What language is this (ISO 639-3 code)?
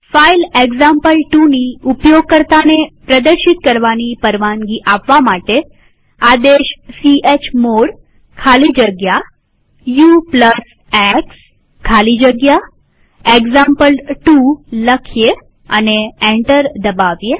guj